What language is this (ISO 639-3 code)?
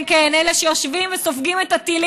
heb